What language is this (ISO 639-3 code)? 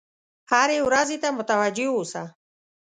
pus